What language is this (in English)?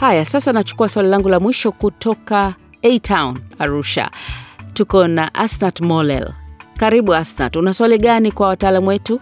Swahili